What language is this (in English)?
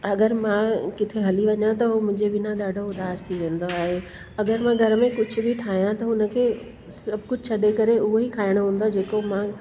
Sindhi